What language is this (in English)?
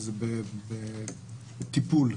Hebrew